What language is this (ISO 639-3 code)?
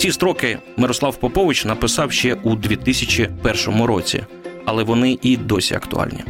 ukr